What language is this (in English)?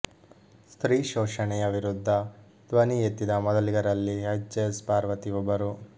Kannada